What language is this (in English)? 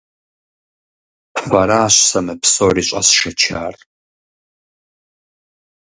Kabardian